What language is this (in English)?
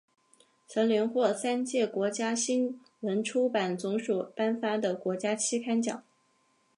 Chinese